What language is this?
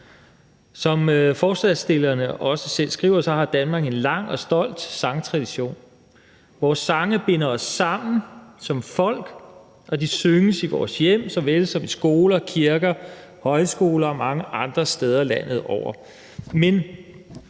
Danish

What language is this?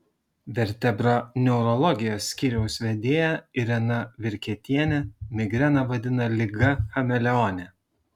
Lithuanian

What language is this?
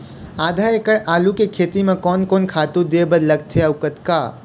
Chhattisgarhi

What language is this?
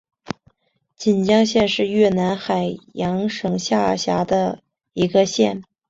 Chinese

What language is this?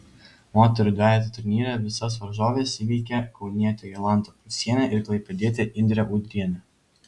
Lithuanian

